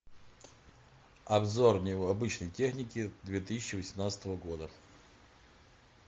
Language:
Russian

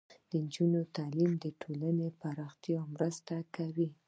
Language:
Pashto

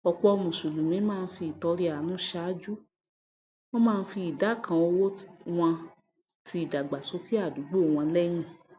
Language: Yoruba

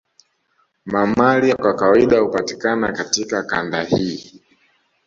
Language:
Swahili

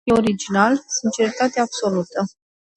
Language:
Romanian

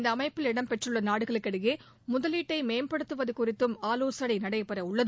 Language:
Tamil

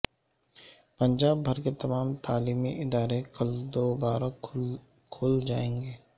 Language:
Urdu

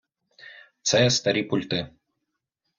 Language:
Ukrainian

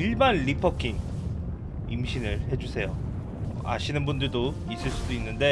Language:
Korean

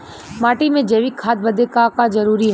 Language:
Bhojpuri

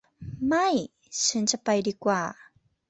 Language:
Thai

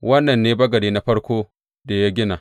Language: Hausa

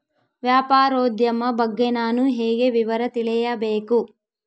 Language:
Kannada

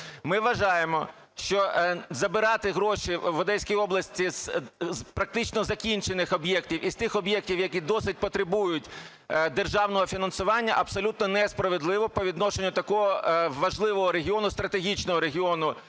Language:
Ukrainian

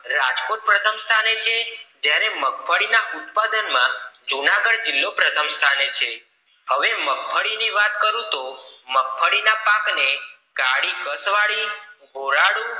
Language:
Gujarati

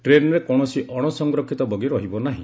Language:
Odia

